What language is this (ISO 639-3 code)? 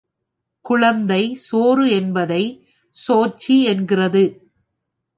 tam